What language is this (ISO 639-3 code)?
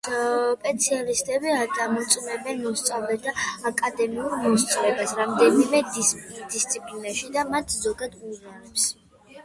kat